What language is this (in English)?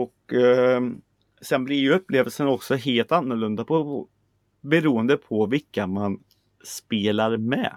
Swedish